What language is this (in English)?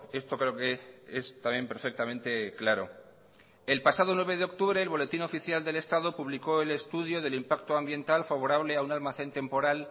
Spanish